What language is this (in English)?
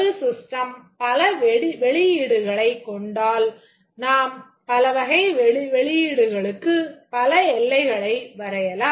Tamil